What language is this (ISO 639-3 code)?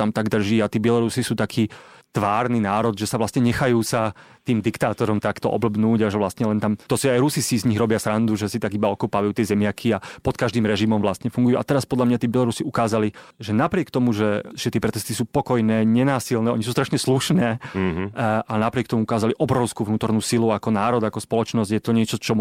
slk